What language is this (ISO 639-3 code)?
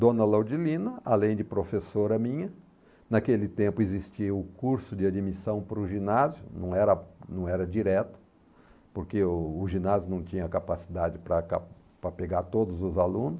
por